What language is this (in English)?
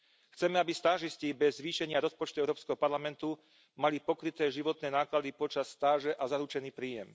Slovak